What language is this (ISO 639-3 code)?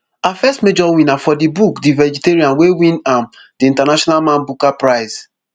pcm